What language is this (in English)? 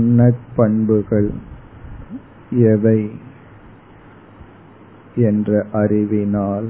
Tamil